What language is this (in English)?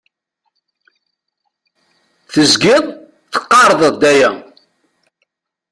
Kabyle